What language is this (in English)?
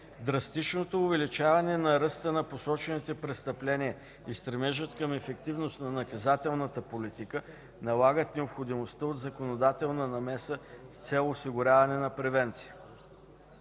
Bulgarian